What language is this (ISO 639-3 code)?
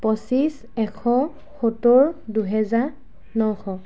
asm